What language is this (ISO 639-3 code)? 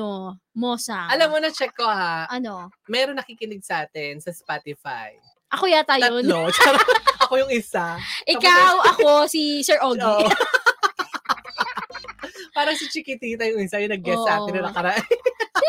fil